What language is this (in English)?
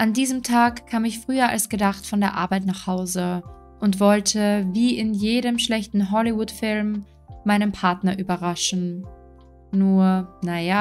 German